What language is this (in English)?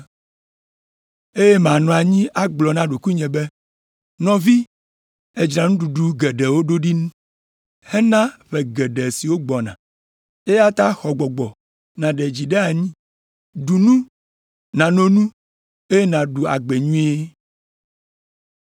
Ewe